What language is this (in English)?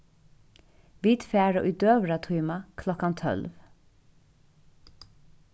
Faroese